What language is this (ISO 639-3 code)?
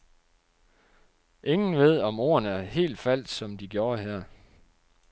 dan